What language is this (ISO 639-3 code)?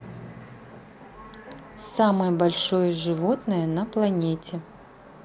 rus